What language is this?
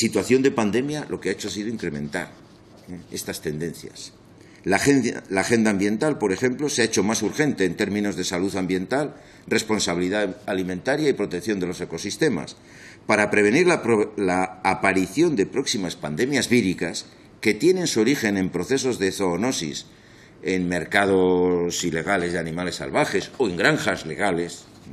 Spanish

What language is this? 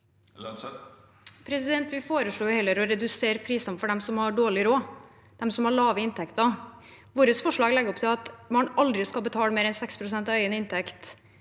Norwegian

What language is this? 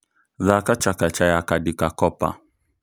Kikuyu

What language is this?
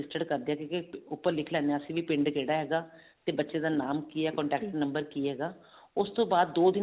Punjabi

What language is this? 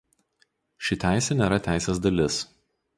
Lithuanian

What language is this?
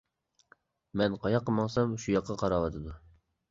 Uyghur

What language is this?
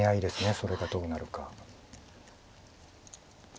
Japanese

